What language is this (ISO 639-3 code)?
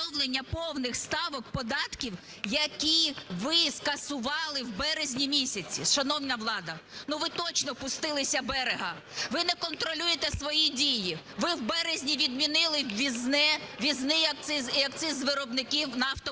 ukr